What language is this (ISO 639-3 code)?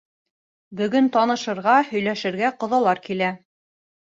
bak